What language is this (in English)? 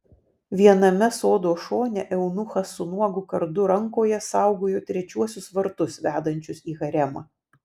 Lithuanian